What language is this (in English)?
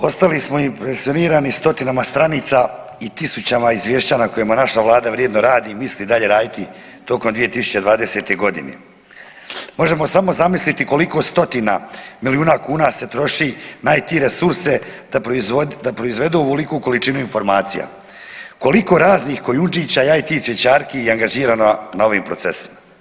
Croatian